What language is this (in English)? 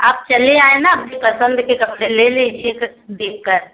Hindi